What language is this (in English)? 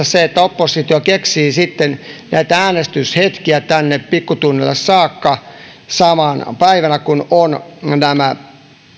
Finnish